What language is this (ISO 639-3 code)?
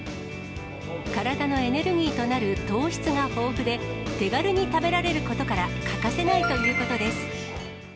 jpn